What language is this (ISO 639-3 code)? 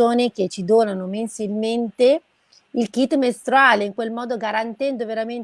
ita